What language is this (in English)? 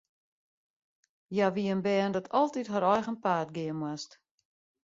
Western Frisian